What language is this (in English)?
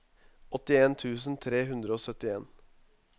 Norwegian